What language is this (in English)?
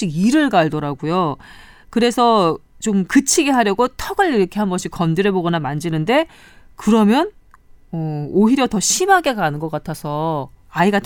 Korean